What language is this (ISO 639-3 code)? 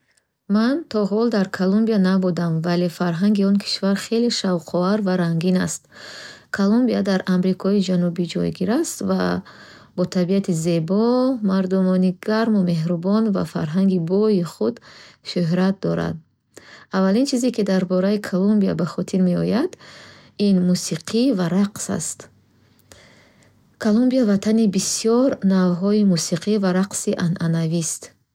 bhh